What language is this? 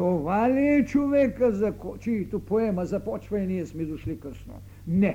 Bulgarian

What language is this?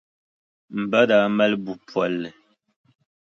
Dagbani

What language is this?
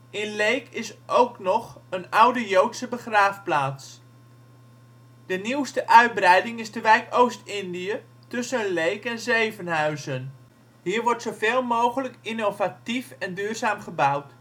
Dutch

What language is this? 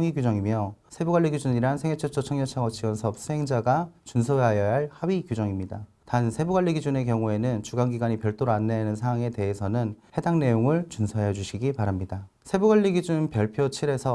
Korean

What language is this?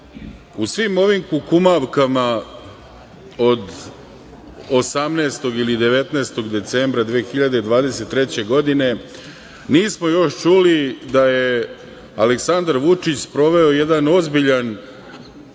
Serbian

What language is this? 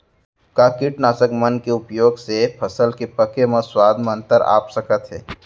Chhattisgarhi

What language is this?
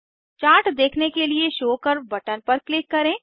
Hindi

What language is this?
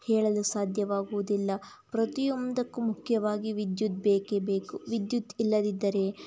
Kannada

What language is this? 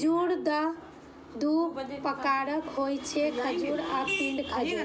Maithili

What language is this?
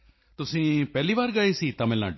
Punjabi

